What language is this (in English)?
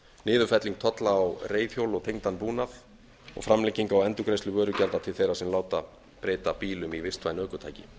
Icelandic